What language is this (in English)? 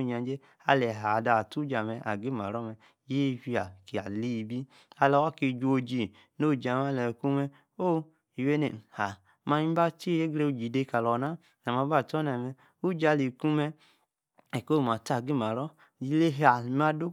Yace